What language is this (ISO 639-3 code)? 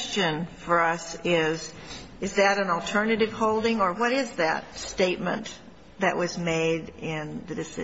eng